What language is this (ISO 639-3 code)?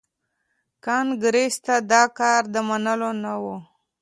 pus